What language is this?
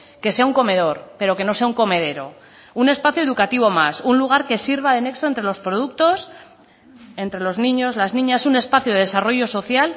Spanish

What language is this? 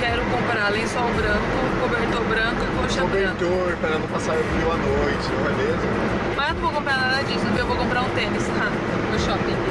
Portuguese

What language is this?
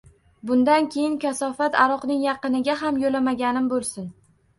Uzbek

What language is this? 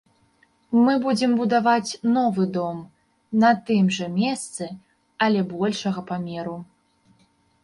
Belarusian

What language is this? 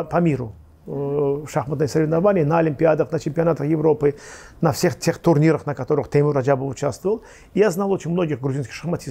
Russian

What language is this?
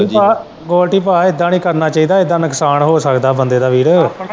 Punjabi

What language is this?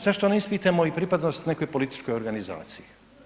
Croatian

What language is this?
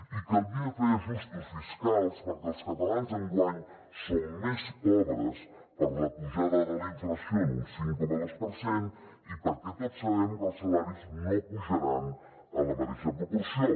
Catalan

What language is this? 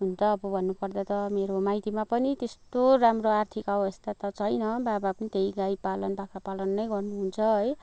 Nepali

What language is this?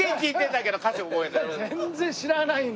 Japanese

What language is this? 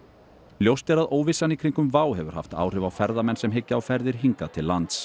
Icelandic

